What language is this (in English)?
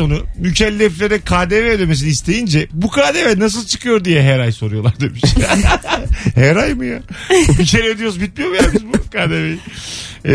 Turkish